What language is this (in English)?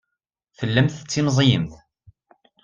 Kabyle